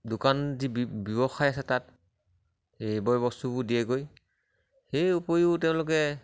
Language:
Assamese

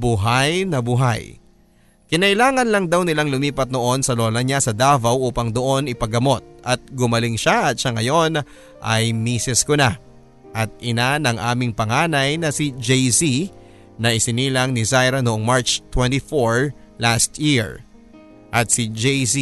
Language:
Filipino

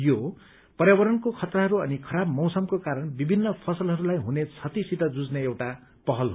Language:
Nepali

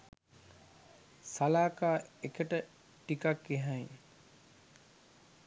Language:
Sinhala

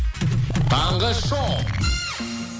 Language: Kazakh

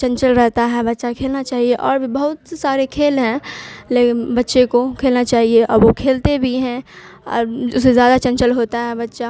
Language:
Urdu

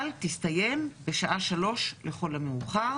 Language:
Hebrew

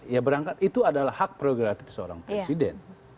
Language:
Indonesian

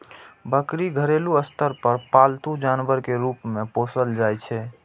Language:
Maithili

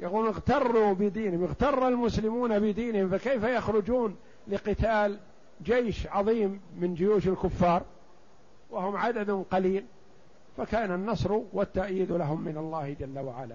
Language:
Arabic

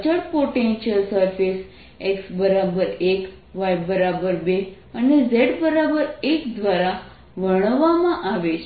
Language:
Gujarati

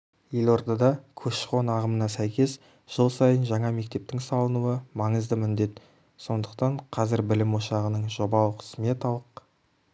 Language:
Kazakh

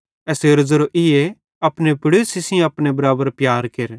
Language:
Bhadrawahi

